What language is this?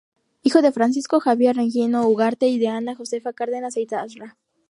Spanish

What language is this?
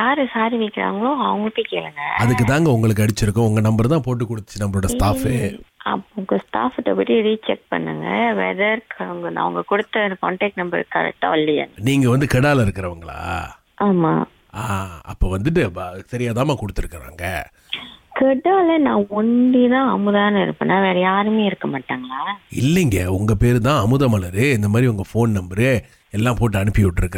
Tamil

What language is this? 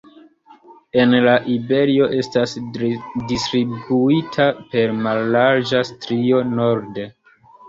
Esperanto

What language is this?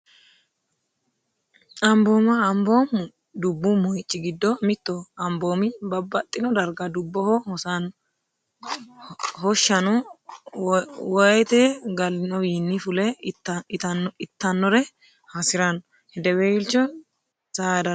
Sidamo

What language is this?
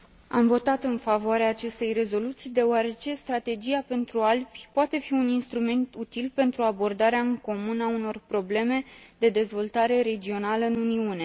Romanian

